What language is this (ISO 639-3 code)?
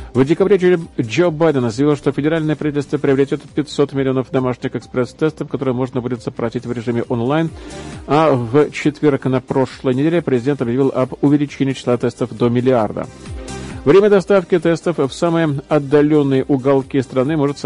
rus